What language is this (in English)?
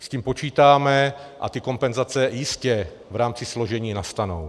Czech